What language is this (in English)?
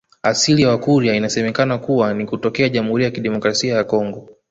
Swahili